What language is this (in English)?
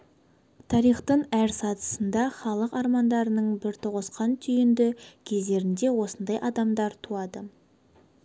Kazakh